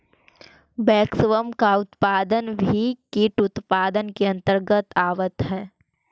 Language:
Magahi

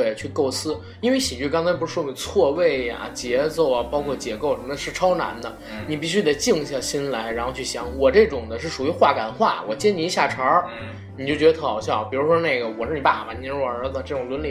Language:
Chinese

